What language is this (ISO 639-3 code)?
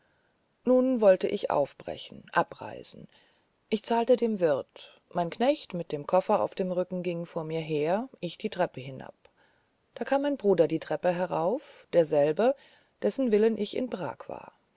deu